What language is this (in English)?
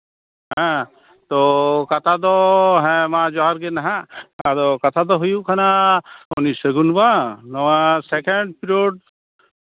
Santali